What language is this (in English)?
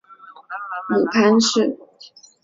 Chinese